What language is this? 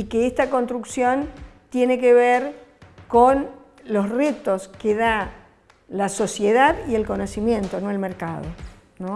Spanish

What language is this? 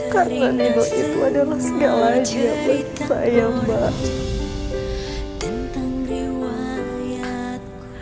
Indonesian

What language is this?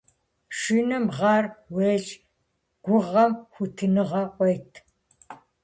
Kabardian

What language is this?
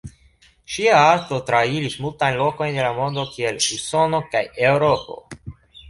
Esperanto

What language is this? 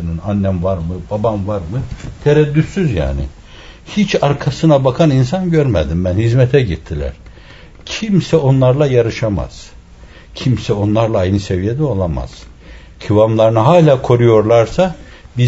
Turkish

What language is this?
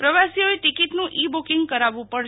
Gujarati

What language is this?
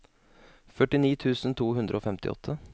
Norwegian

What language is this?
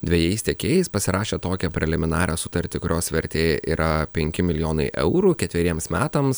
Lithuanian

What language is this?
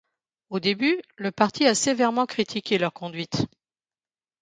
French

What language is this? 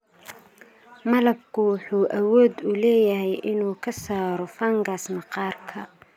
Somali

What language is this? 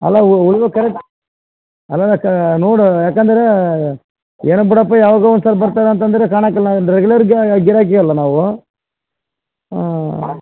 Kannada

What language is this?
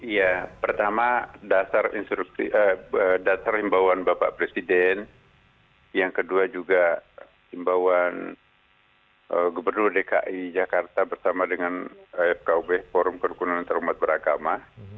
Indonesian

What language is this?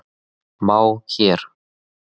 Icelandic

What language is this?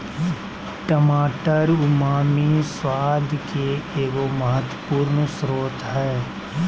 Magahi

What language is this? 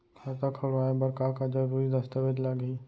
Chhattisgarhi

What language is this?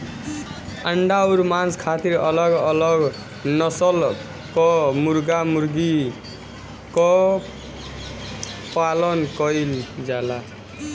Bhojpuri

